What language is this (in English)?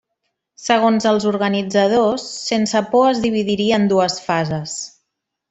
Catalan